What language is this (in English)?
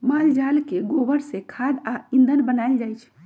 Magahi